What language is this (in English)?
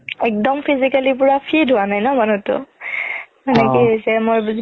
Assamese